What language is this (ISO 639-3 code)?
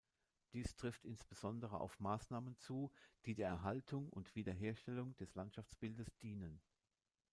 deu